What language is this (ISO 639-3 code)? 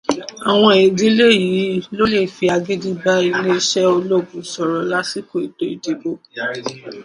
yor